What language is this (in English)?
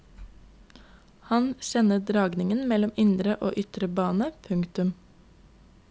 Norwegian